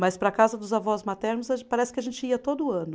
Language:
Portuguese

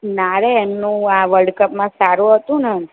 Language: Gujarati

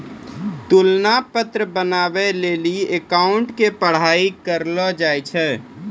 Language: Maithili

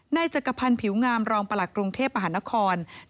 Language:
Thai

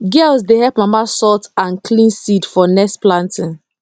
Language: Nigerian Pidgin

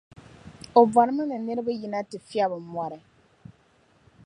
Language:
Dagbani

